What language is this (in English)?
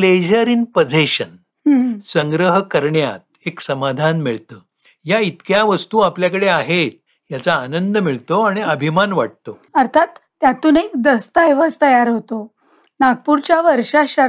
Marathi